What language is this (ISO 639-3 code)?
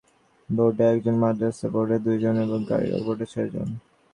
ben